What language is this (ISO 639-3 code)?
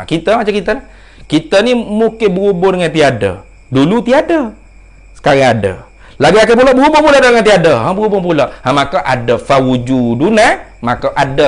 msa